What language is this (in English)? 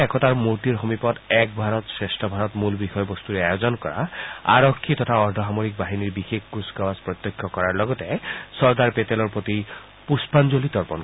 Assamese